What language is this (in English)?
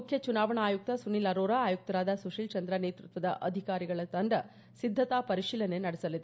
Kannada